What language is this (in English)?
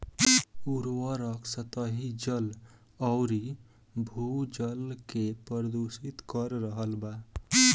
Bhojpuri